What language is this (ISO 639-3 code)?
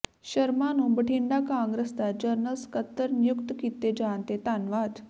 pan